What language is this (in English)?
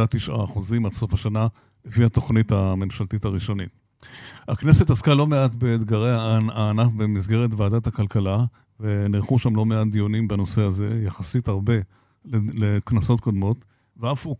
Hebrew